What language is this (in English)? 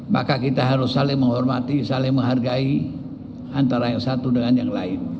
Indonesian